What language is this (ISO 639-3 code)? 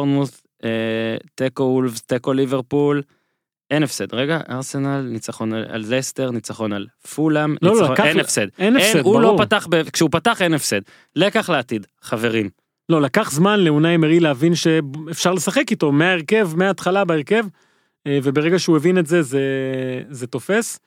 heb